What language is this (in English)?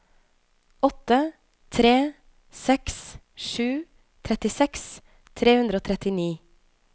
Norwegian